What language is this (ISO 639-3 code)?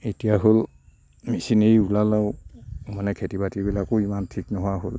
asm